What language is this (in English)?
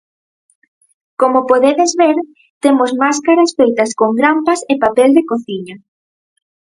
Galician